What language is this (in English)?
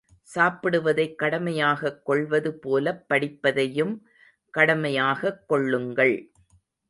Tamil